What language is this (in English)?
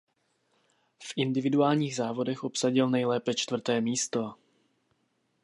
Czech